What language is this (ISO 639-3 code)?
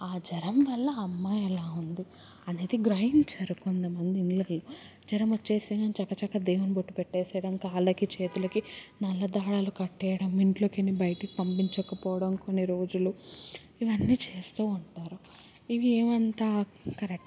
tel